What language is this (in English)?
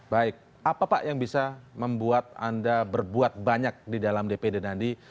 Indonesian